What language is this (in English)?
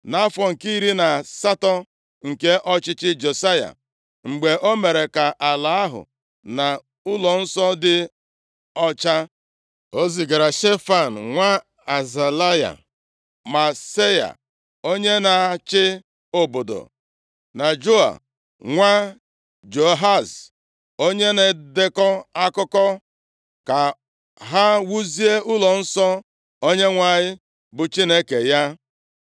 Igbo